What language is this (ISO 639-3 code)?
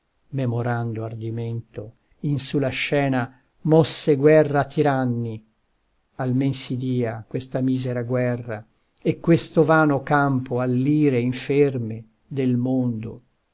ita